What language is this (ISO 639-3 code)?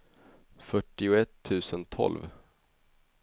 swe